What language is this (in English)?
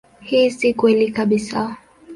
Swahili